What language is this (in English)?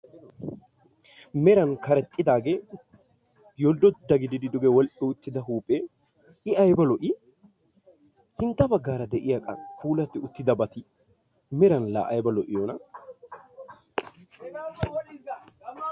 Wolaytta